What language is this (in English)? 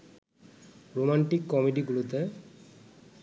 Bangla